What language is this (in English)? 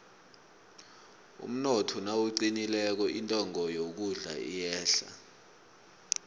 South Ndebele